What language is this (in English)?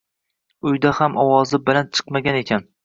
Uzbek